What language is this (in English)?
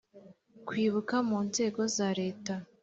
Kinyarwanda